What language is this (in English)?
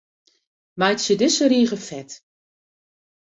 Western Frisian